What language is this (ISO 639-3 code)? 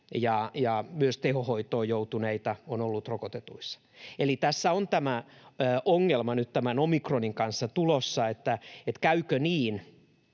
fin